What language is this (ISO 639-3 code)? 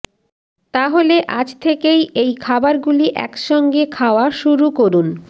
ben